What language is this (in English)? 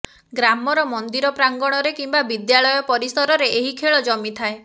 Odia